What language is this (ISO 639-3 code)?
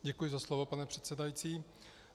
ces